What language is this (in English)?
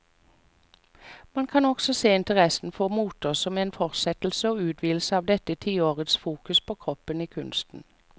Norwegian